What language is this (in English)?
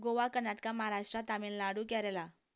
Konkani